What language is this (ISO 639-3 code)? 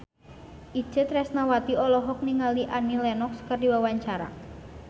sun